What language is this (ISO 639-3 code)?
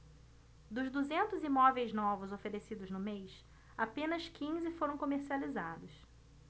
por